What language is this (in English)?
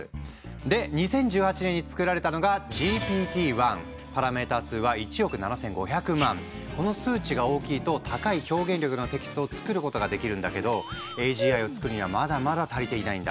Japanese